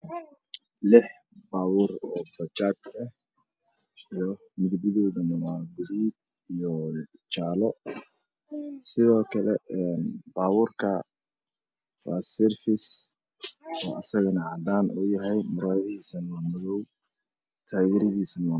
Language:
Somali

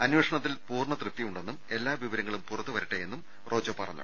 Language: Malayalam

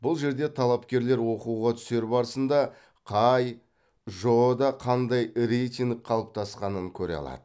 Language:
Kazakh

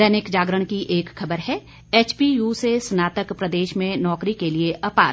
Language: Hindi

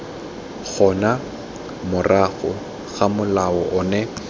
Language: Tswana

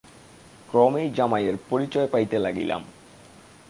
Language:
Bangla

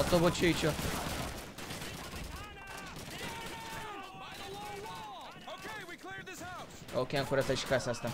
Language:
Romanian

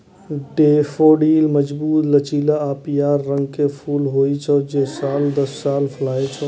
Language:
Maithili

